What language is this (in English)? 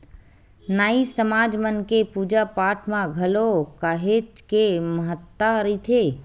Chhattisgarhi